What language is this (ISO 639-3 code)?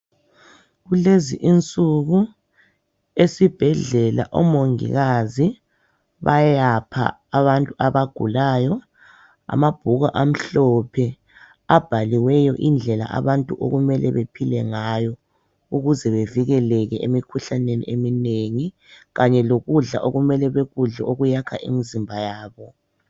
nde